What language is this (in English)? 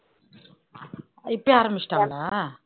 Tamil